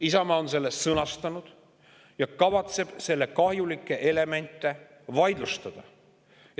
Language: Estonian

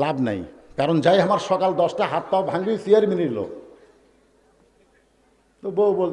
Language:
Arabic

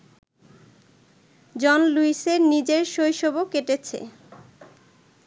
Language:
Bangla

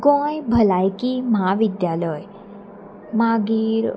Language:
Konkani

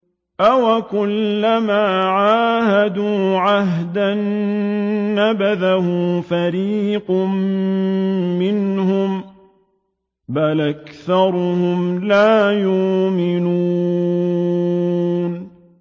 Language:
Arabic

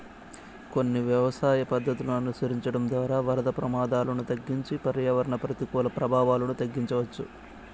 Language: Telugu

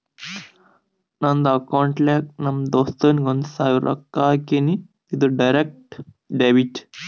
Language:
Kannada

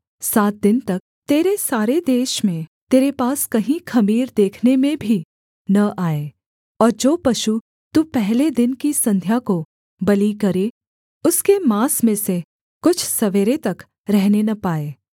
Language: Hindi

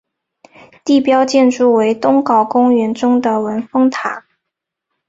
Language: Chinese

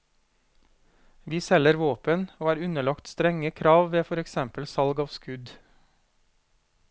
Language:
Norwegian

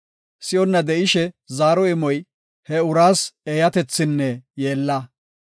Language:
Gofa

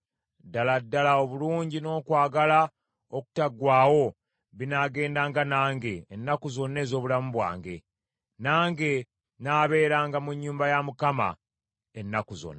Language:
Ganda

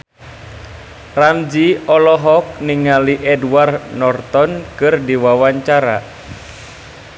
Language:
Sundanese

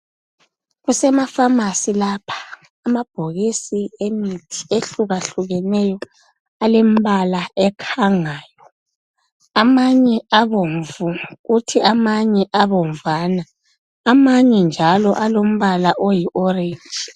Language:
North Ndebele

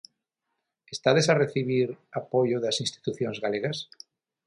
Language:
Galician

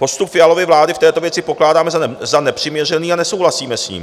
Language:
Czech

